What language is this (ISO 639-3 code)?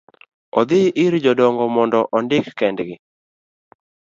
luo